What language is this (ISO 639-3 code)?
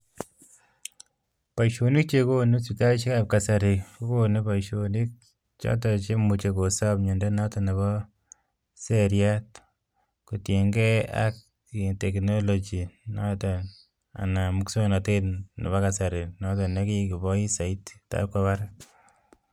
kln